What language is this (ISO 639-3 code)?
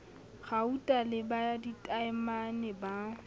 sot